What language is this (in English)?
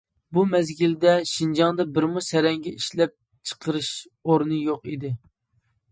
Uyghur